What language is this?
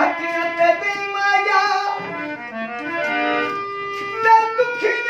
Arabic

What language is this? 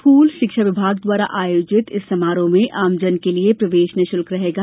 Hindi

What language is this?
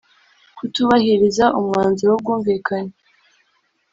Kinyarwanda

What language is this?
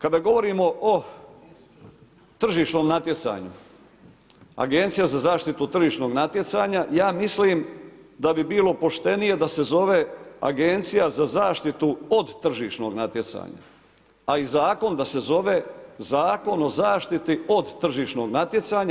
Croatian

